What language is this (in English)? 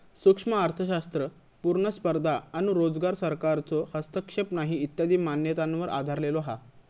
Marathi